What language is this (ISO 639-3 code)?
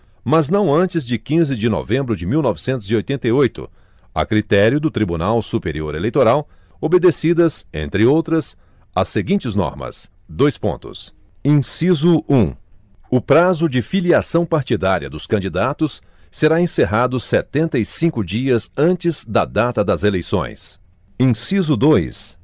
por